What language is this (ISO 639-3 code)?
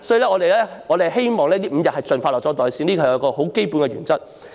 yue